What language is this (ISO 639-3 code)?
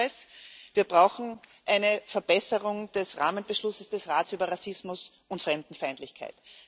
deu